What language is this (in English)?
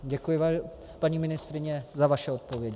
Czech